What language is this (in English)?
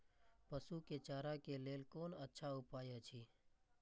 Maithili